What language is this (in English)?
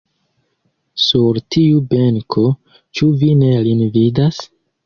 Esperanto